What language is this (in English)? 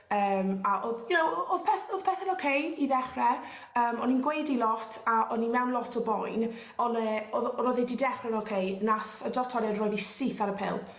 Welsh